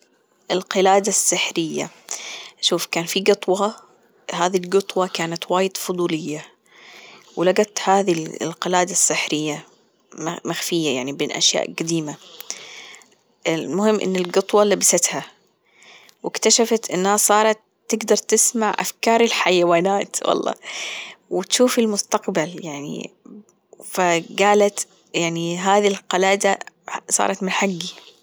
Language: Gulf Arabic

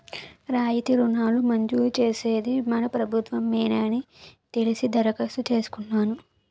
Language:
Telugu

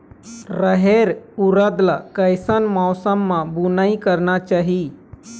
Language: Chhattisgarhi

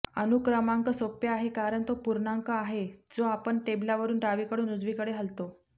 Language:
Marathi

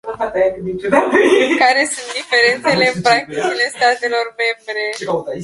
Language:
Romanian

